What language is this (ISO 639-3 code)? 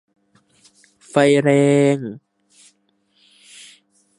tha